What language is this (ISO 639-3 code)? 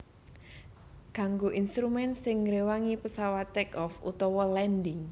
jav